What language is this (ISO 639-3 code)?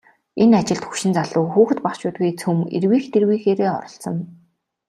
mon